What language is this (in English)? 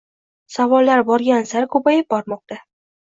Uzbek